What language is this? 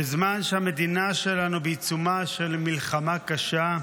Hebrew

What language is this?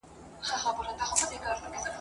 Pashto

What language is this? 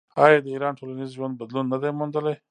Pashto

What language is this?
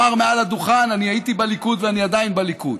Hebrew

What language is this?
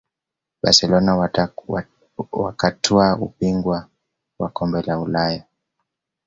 Swahili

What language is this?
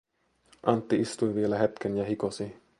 Finnish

